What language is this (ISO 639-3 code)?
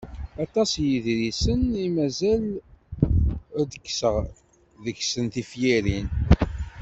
kab